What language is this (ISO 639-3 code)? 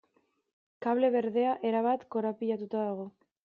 eus